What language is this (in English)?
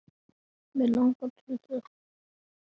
Icelandic